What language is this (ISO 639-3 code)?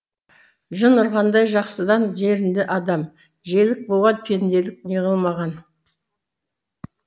kaz